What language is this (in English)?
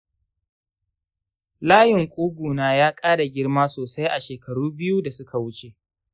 Hausa